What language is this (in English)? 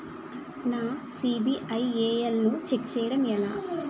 Telugu